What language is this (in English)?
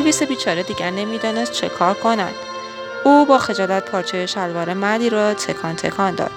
Persian